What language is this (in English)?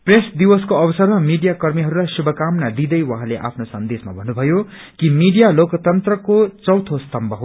Nepali